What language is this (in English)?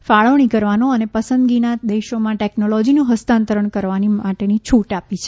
Gujarati